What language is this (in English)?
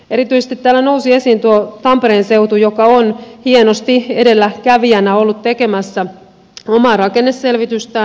Finnish